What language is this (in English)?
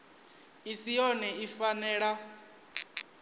Venda